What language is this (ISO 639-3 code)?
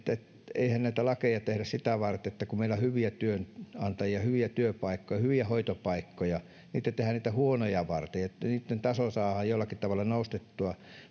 fin